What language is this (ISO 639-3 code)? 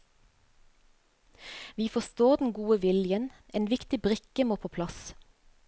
nor